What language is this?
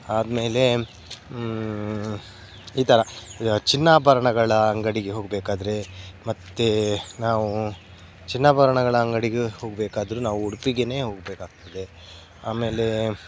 Kannada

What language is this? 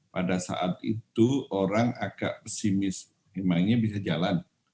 Indonesian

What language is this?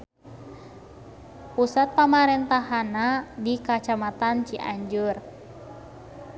Sundanese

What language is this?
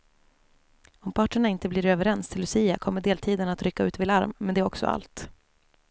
Swedish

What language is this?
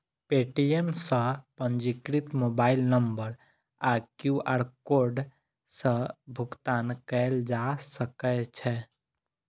Maithili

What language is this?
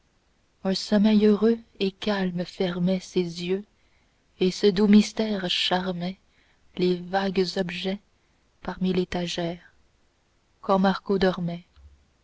French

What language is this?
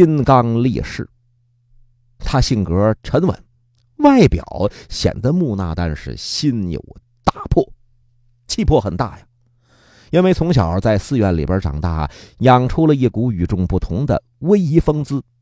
Chinese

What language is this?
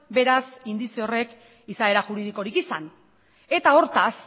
Basque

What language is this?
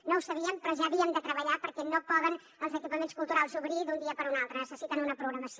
Catalan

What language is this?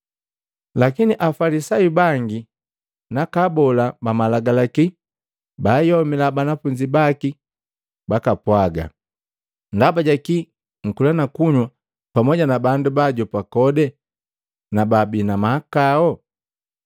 Matengo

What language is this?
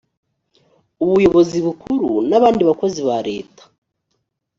Kinyarwanda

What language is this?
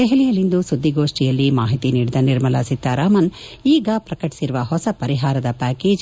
Kannada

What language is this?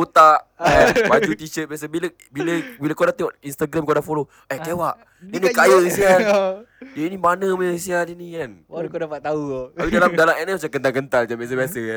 Malay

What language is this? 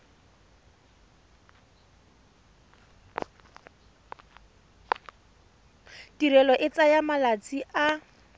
Tswana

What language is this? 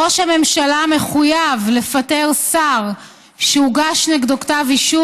Hebrew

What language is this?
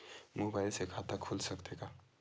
Chhattisgarhi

